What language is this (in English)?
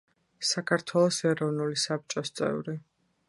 Georgian